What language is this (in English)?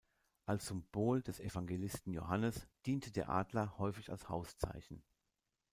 German